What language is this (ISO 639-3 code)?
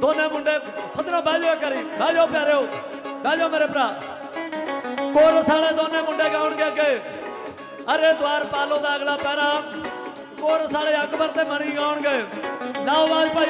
ara